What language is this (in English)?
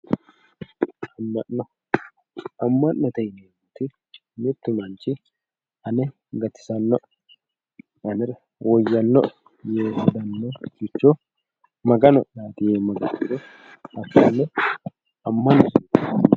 Sidamo